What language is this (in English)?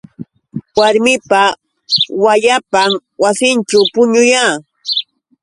Yauyos Quechua